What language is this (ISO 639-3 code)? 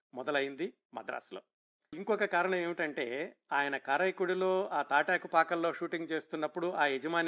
tel